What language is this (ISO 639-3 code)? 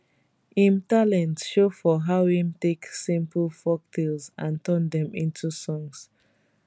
pcm